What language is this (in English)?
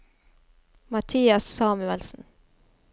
Norwegian